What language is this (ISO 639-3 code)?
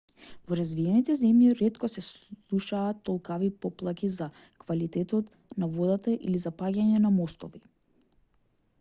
mkd